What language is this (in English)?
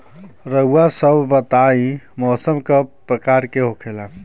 Bhojpuri